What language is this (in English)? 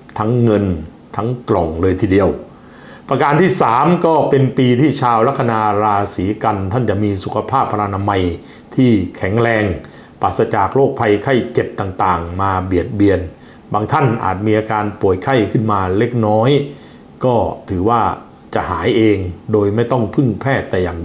Thai